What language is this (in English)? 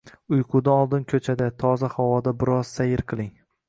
Uzbek